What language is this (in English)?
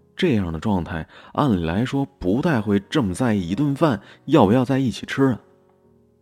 Chinese